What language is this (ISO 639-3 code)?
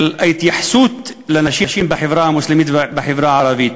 heb